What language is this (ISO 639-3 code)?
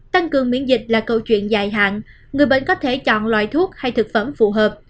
vie